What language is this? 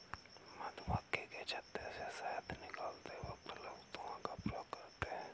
Hindi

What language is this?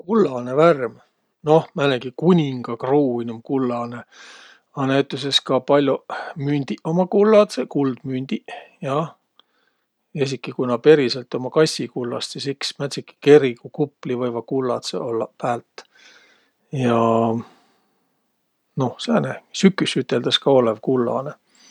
Võro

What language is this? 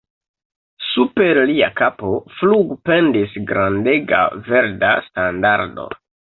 Esperanto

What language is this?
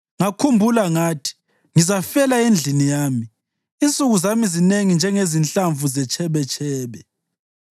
North Ndebele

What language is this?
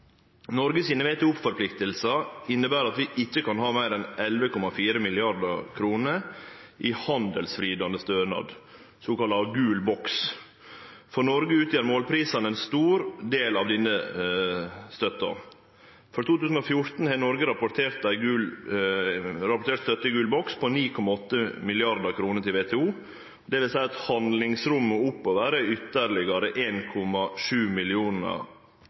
Norwegian Nynorsk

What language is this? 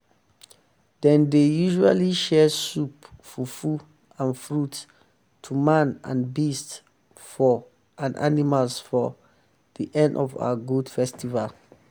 Nigerian Pidgin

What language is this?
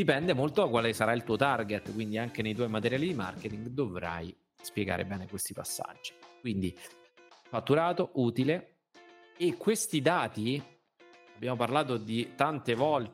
Italian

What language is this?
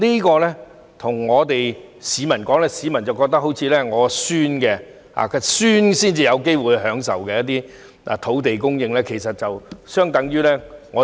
Cantonese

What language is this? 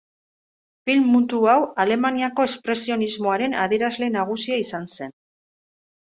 Basque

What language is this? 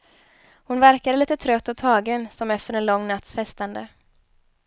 Swedish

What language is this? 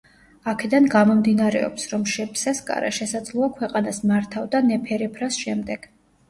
Georgian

